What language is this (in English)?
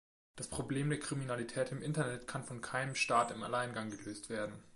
German